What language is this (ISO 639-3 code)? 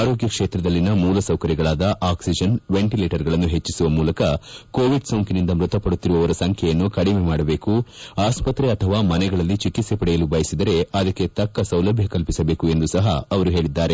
kan